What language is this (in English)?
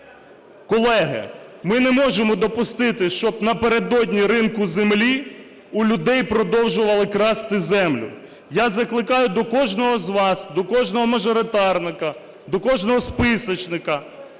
Ukrainian